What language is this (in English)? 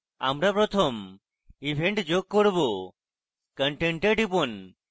Bangla